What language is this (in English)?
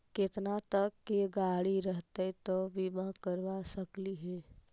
Magahi